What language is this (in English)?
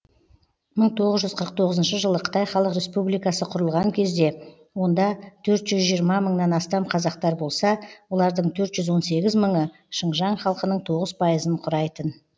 Kazakh